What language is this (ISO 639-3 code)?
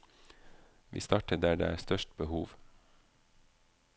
nor